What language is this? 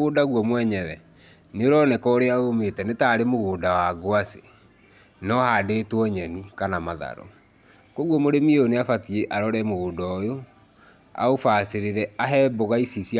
Kikuyu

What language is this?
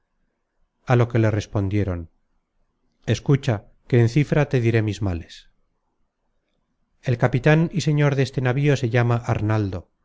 Spanish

